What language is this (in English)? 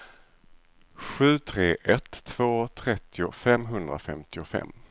Swedish